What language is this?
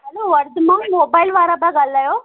Sindhi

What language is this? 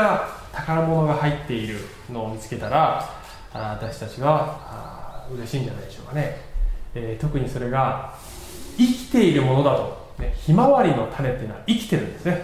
Japanese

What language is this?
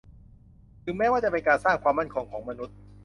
Thai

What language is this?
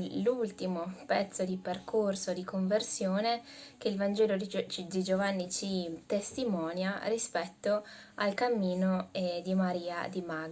Italian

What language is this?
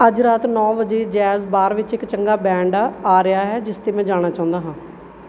Punjabi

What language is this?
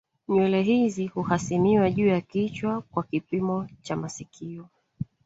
Swahili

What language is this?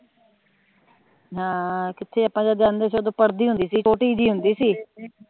Punjabi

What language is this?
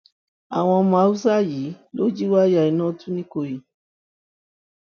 Yoruba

